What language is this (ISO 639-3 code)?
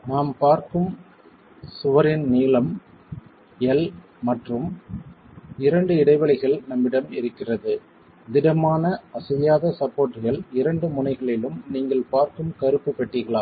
tam